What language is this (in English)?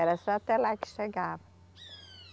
Portuguese